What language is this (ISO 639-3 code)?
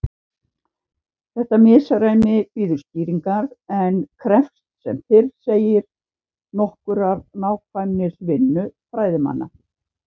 isl